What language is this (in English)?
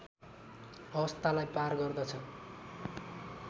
Nepali